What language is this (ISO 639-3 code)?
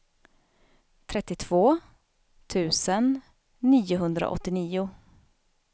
swe